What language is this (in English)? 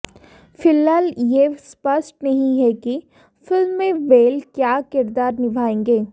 Hindi